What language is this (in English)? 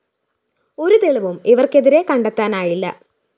Malayalam